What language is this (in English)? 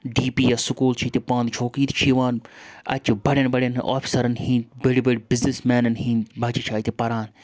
Kashmiri